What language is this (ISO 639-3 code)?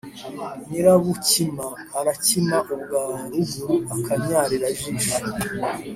kin